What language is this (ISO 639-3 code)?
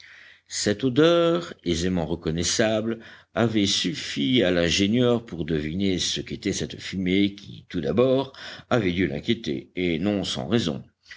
fra